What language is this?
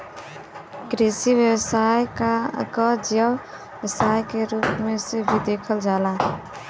Bhojpuri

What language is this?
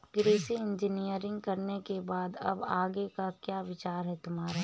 Hindi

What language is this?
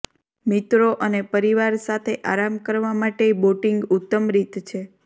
Gujarati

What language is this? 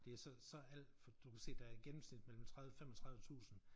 Danish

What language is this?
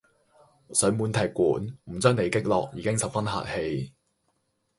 Cantonese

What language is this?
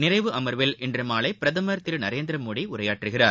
Tamil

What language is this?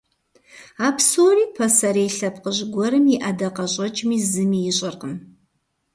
Kabardian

